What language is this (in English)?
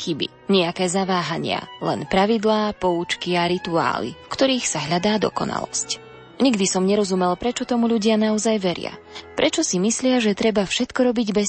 Slovak